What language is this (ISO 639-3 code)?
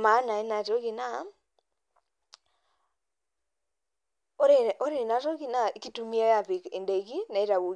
mas